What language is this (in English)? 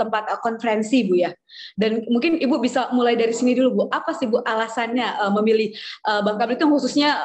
Indonesian